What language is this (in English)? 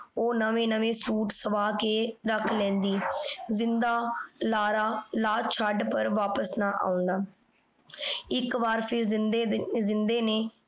Punjabi